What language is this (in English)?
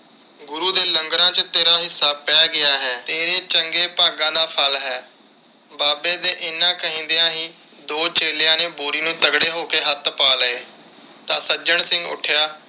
Punjabi